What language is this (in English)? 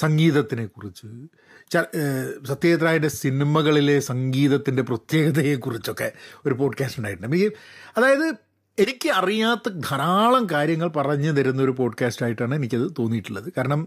Malayalam